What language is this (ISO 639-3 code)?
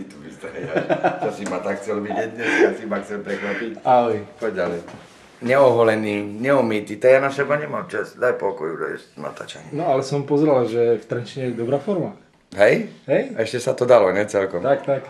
ron